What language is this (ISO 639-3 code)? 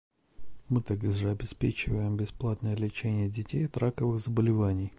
rus